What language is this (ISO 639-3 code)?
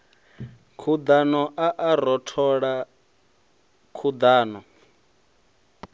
ven